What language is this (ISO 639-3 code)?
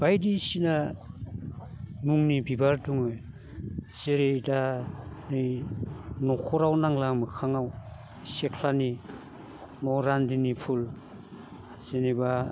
brx